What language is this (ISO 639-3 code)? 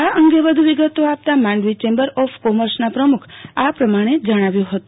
guj